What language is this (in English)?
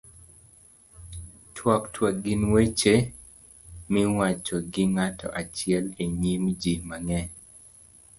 Luo (Kenya and Tanzania)